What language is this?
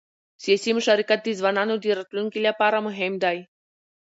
Pashto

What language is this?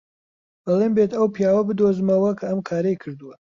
Central Kurdish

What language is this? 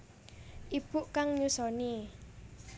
Javanese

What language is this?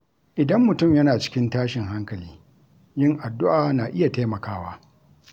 Hausa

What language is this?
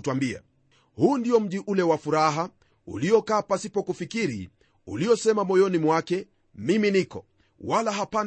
Swahili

